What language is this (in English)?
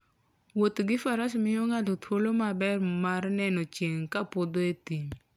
Luo (Kenya and Tanzania)